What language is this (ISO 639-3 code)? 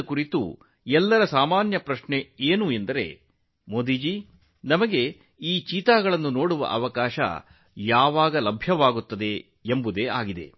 kan